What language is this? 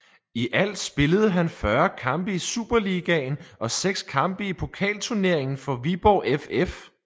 Danish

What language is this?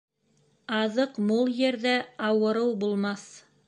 Bashkir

